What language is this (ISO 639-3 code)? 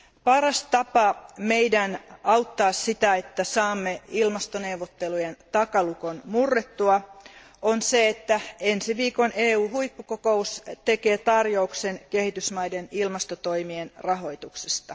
fin